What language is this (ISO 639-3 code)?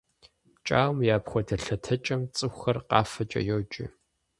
kbd